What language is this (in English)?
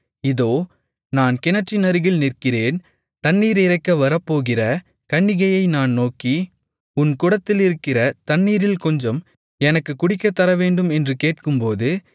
Tamil